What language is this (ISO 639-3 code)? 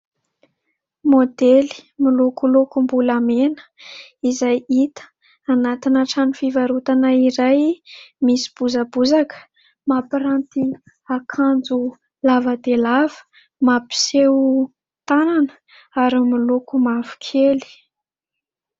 mlg